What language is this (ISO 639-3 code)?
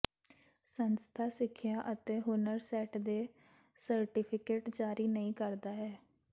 pan